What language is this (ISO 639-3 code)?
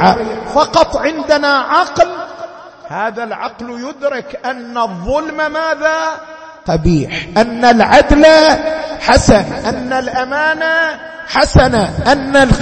ara